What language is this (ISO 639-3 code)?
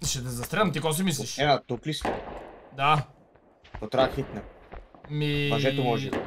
bul